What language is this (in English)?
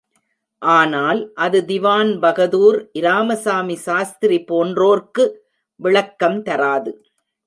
Tamil